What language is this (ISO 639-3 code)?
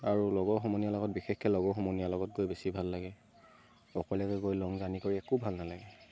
asm